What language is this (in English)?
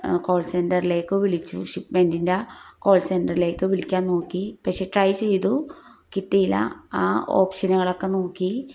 Malayalam